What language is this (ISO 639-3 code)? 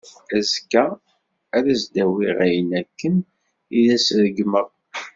kab